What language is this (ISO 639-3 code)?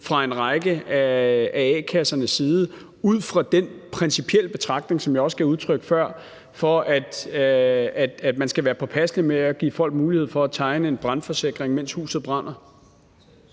dan